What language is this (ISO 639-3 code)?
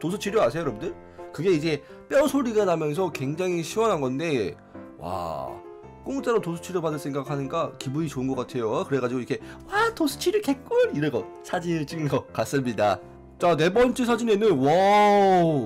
kor